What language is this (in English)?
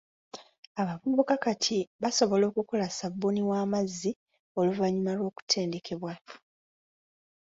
Ganda